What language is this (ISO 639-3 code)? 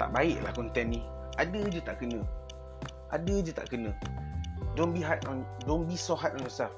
msa